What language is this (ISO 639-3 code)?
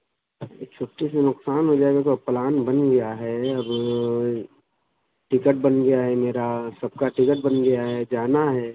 urd